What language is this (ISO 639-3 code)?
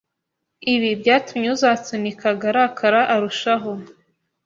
kin